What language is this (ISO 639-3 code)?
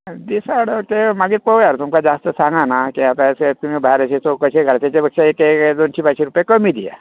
kok